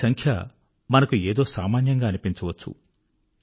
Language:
Telugu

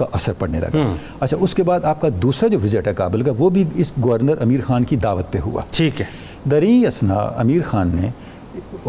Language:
Urdu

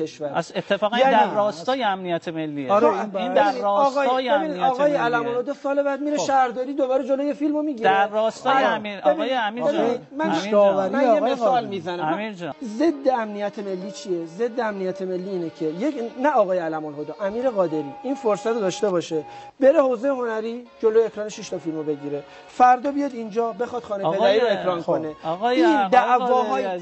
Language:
Persian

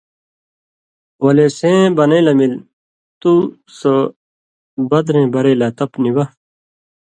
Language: Indus Kohistani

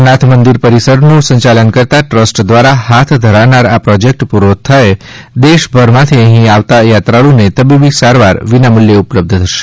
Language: Gujarati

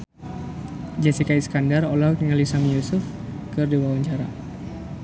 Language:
Sundanese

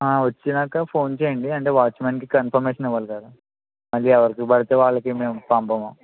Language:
Telugu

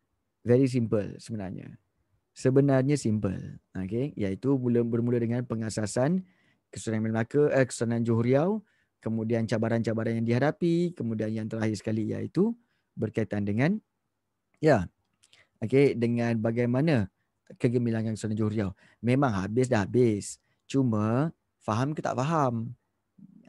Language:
Malay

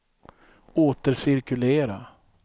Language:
Swedish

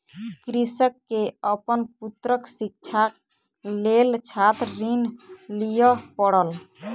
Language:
Maithili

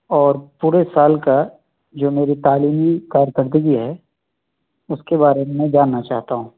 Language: Urdu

